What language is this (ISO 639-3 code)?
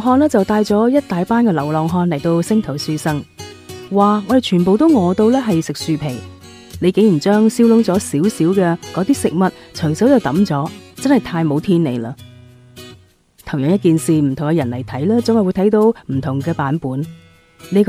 zho